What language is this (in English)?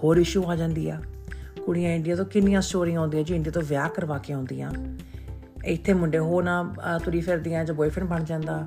Punjabi